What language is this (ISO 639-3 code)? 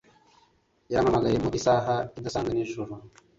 kin